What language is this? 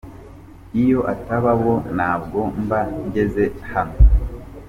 Kinyarwanda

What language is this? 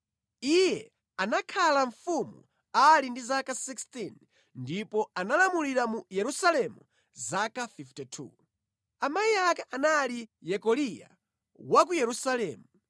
Nyanja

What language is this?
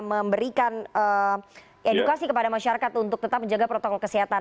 Indonesian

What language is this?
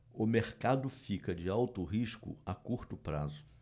Portuguese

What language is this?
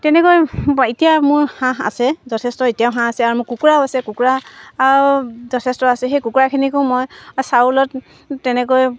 Assamese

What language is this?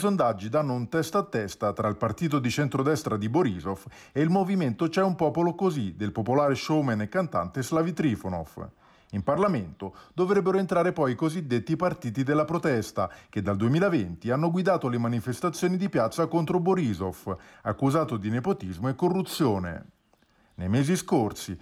Italian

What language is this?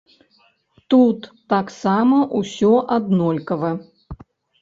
Belarusian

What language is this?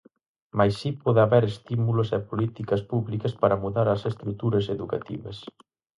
Galician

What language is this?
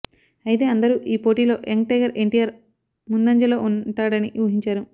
Telugu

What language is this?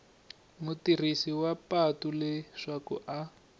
Tsonga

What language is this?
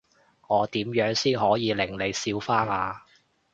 Cantonese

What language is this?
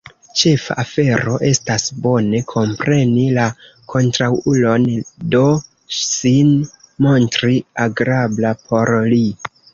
Esperanto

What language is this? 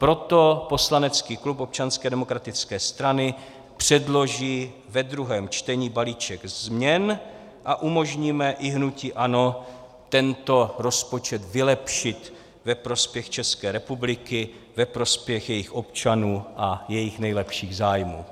Czech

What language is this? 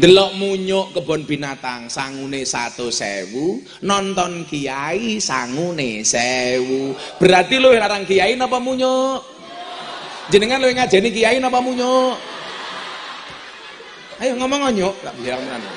Indonesian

